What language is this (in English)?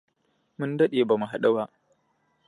Hausa